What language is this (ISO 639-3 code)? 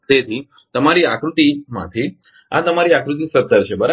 guj